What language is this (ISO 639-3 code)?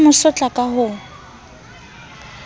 sot